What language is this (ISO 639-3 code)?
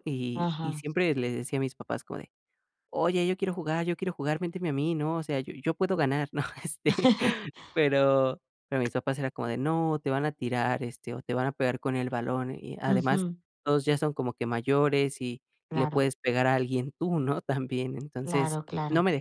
spa